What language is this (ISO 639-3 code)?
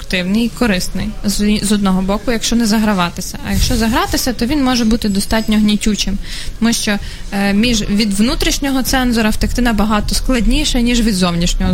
ukr